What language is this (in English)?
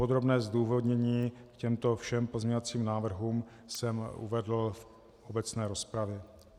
Czech